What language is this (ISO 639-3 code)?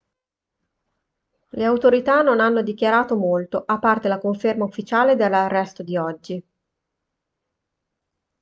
ita